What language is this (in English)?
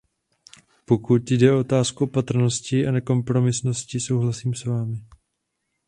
Czech